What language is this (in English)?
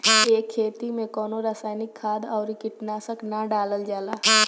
Bhojpuri